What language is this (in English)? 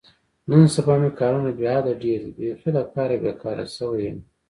Pashto